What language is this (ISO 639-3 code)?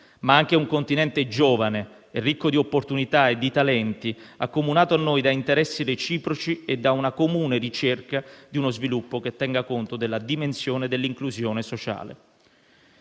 ita